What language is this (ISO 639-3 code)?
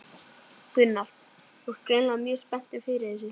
isl